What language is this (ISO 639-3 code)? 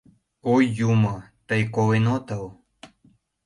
chm